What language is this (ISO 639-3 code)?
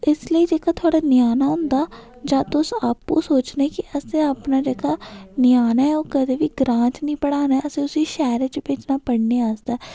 doi